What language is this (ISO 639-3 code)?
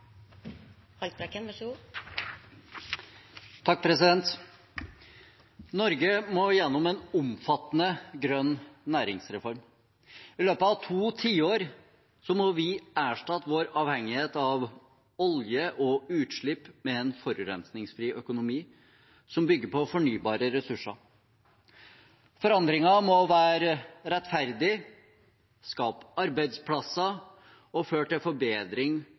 nob